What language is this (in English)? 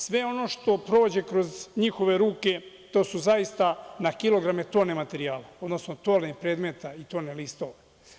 Serbian